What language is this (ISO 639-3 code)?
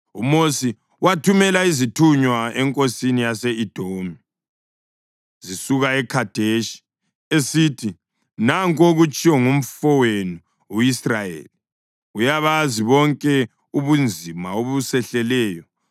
nde